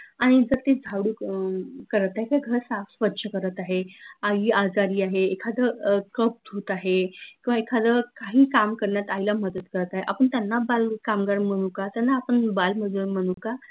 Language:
Marathi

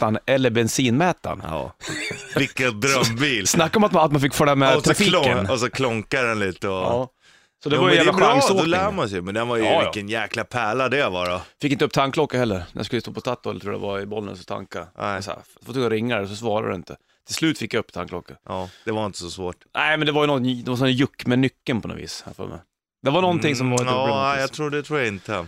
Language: Swedish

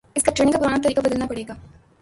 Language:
Urdu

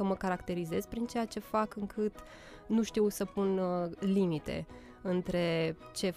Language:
Romanian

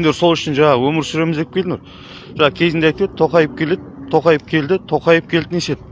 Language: Kazakh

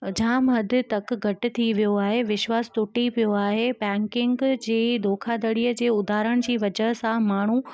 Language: Sindhi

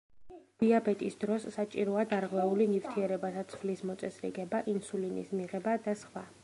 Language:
Georgian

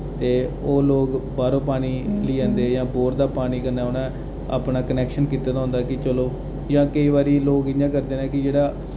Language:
Dogri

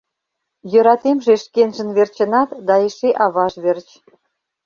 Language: Mari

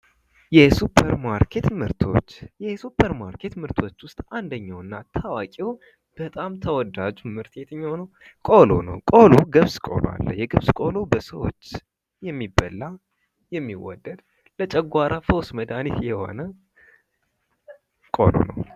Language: Amharic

